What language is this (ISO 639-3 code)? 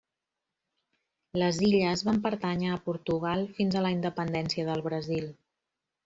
cat